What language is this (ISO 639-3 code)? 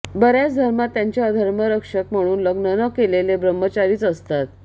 mar